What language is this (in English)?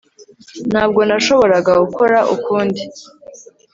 Kinyarwanda